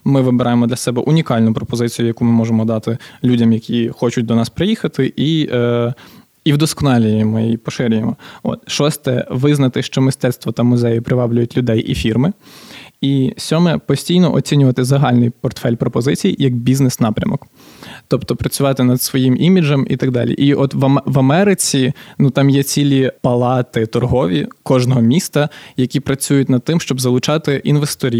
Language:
Ukrainian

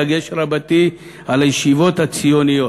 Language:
Hebrew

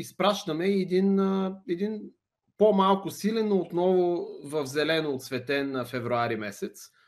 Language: Bulgarian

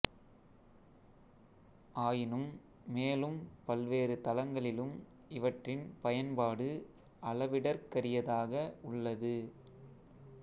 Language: Tamil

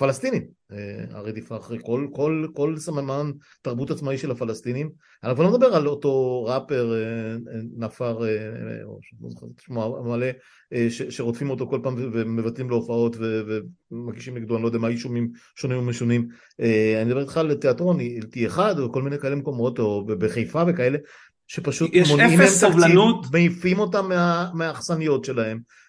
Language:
Hebrew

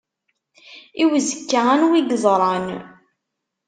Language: Kabyle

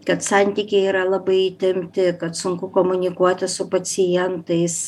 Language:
Lithuanian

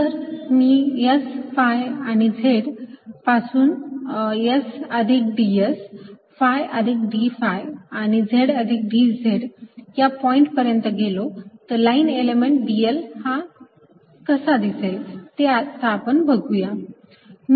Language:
Marathi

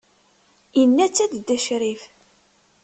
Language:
Kabyle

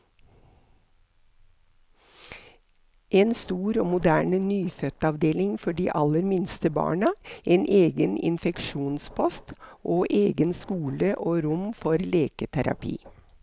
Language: Norwegian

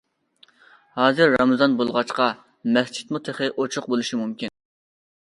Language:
Uyghur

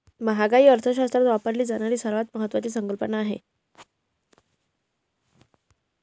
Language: Marathi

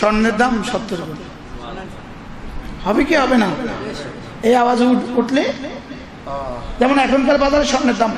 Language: Arabic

